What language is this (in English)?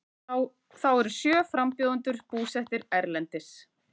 Icelandic